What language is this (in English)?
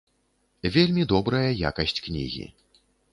Belarusian